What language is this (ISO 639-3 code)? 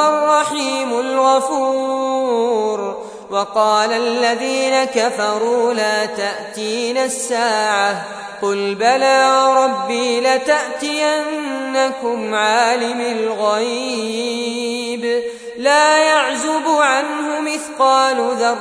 ara